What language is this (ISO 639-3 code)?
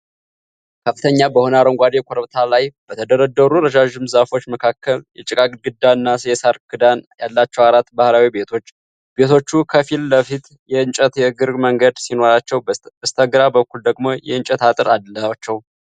amh